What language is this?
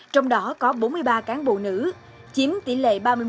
Vietnamese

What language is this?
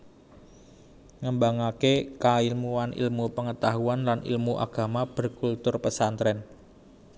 Javanese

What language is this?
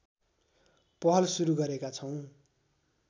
Nepali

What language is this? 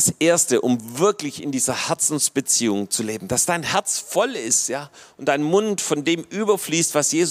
German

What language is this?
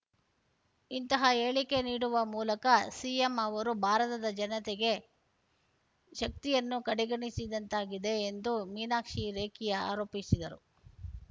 Kannada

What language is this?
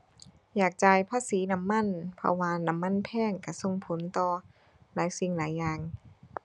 Thai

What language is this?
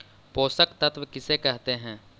Magahi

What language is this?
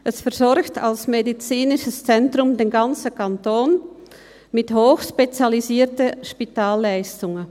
Swiss German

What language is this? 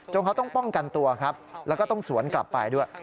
Thai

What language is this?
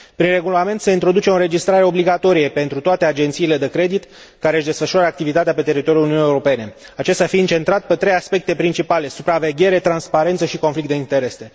Romanian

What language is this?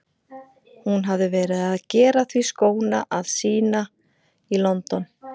Icelandic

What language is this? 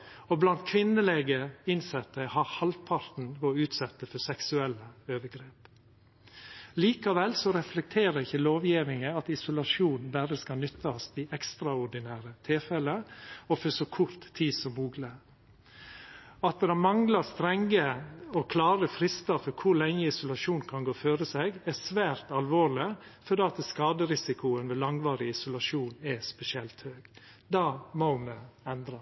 Norwegian Nynorsk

